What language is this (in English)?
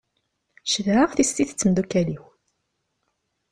Kabyle